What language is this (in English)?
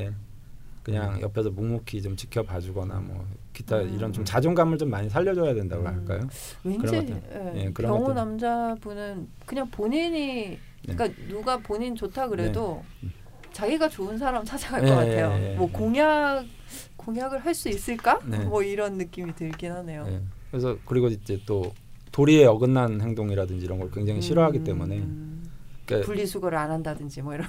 Korean